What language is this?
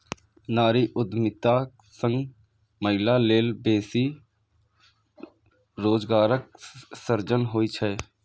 Maithili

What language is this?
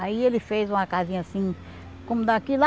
Portuguese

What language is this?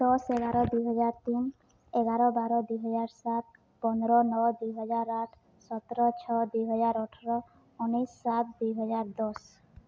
Odia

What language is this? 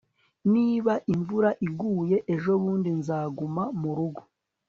Kinyarwanda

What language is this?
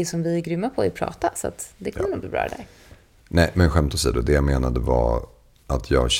Swedish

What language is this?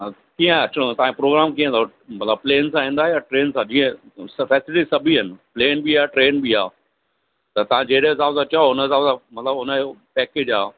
Sindhi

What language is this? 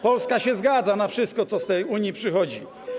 Polish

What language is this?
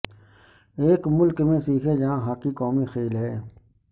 Urdu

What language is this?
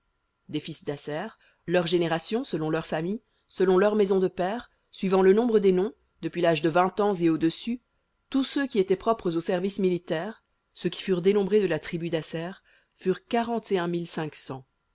French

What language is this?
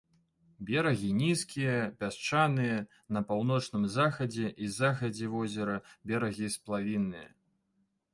Belarusian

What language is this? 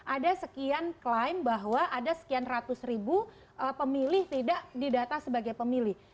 Indonesian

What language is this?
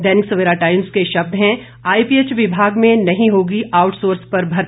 Hindi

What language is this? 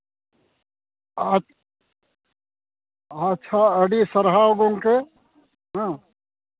Santali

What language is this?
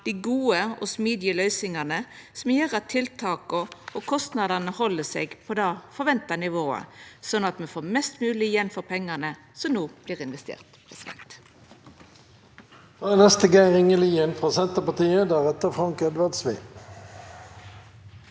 Norwegian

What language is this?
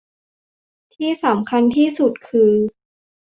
Thai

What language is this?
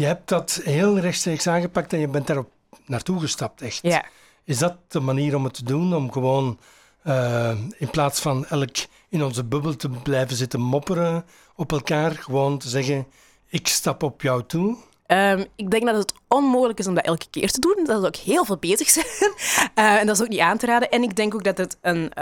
Dutch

